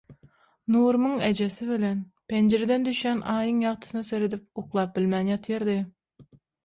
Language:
Turkmen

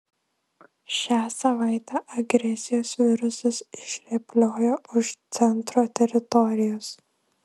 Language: Lithuanian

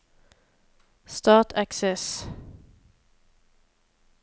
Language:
Norwegian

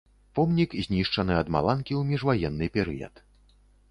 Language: Belarusian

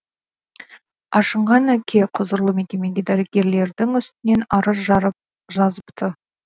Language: Kazakh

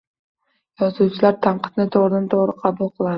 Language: Uzbek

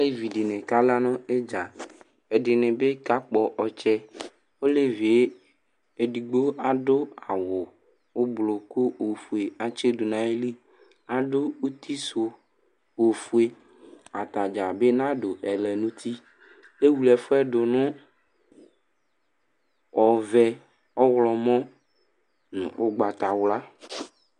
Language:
Ikposo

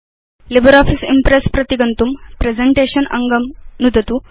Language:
Sanskrit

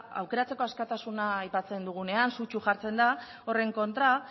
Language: Basque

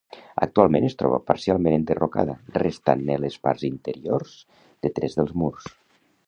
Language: Catalan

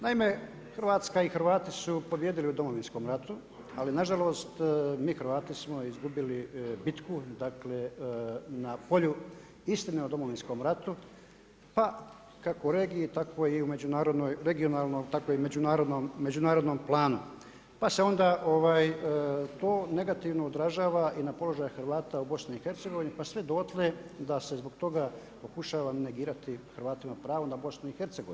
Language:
Croatian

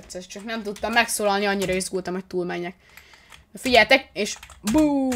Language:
Hungarian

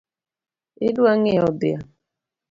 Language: Luo (Kenya and Tanzania)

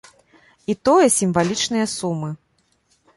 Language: Belarusian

